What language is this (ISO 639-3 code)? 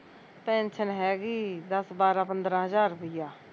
pan